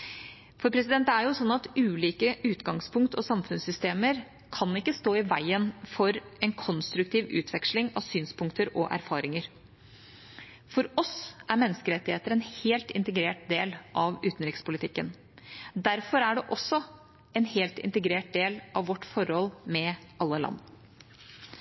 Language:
Norwegian Bokmål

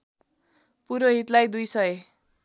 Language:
Nepali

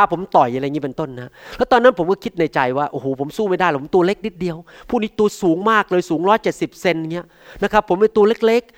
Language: Thai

